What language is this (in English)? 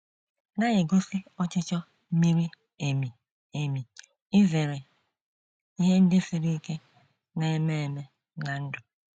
Igbo